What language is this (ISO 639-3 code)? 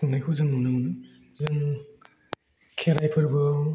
brx